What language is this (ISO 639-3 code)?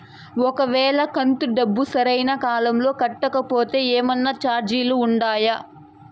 tel